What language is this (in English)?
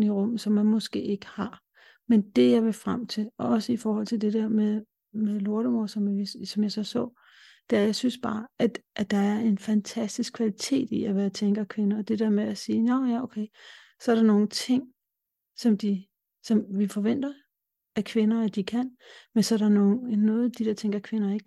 Danish